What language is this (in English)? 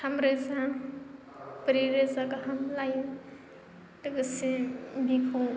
Bodo